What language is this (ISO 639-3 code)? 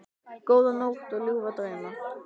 isl